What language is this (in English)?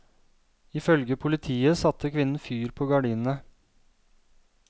Norwegian